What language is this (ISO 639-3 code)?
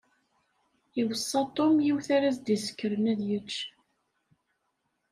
kab